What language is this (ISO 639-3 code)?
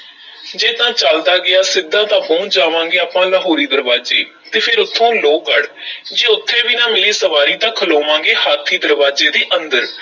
pan